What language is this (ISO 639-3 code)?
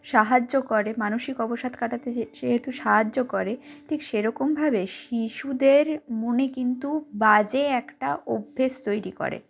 ben